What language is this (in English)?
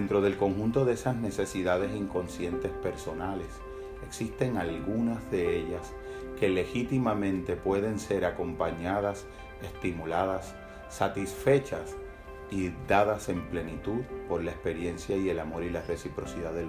Spanish